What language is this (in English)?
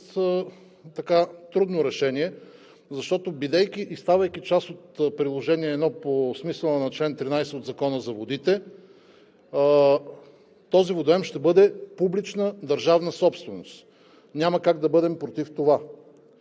Bulgarian